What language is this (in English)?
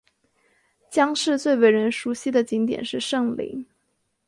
Chinese